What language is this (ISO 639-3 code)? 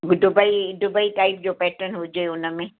snd